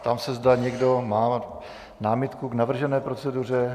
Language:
Czech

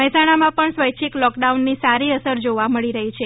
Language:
Gujarati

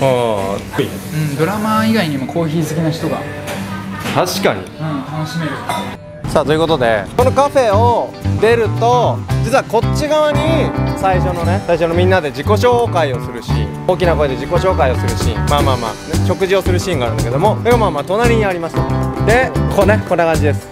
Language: Japanese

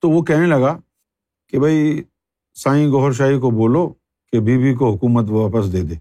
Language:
Urdu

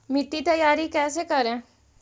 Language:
Magahi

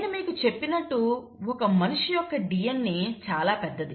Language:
Telugu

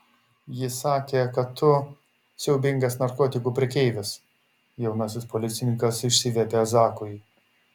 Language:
Lithuanian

